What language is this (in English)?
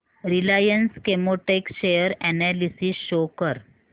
Marathi